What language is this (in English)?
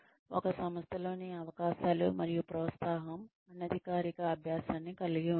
Telugu